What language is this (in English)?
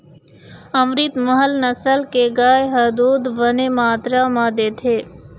Chhattisgarhi